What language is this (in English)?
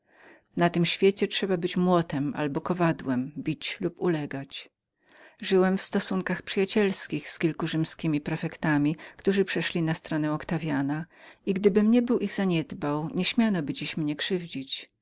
Polish